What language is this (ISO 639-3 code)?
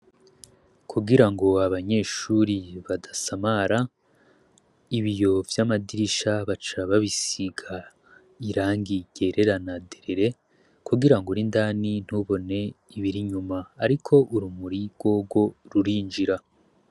run